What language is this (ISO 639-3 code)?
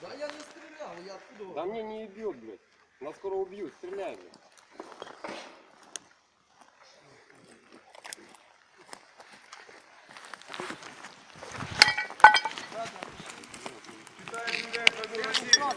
rus